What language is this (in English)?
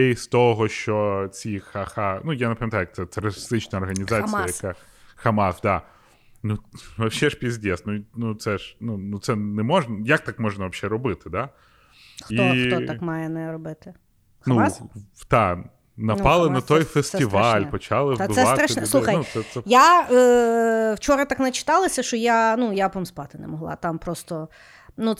Ukrainian